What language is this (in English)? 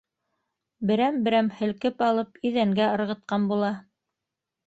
Bashkir